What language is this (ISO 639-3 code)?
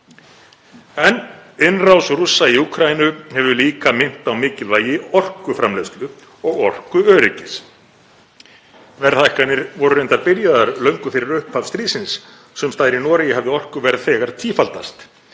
isl